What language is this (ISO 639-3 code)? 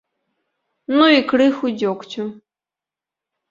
bel